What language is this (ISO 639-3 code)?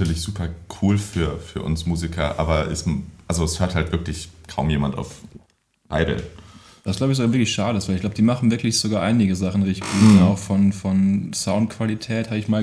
deu